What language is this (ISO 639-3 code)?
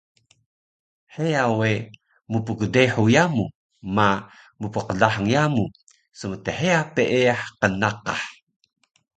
trv